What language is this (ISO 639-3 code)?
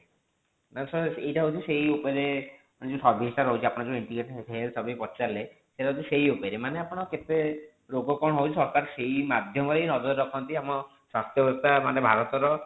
ori